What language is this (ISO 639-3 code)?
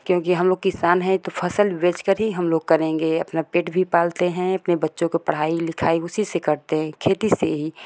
hin